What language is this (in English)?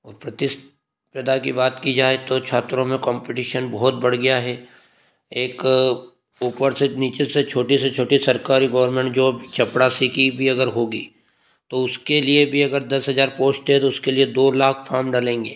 Hindi